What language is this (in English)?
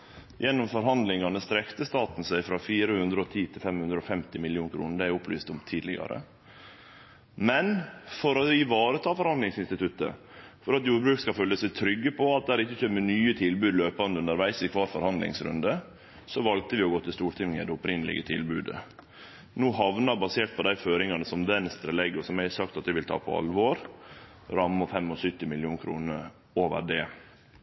Norwegian Nynorsk